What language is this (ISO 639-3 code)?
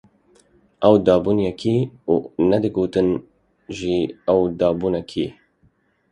kur